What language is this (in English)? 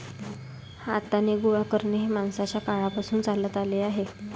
Marathi